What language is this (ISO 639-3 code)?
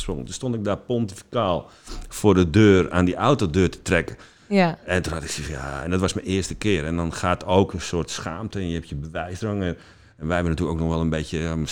nld